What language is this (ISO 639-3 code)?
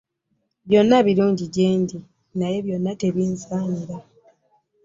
lug